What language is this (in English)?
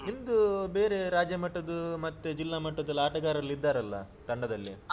Kannada